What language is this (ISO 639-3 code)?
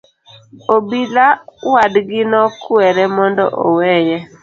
luo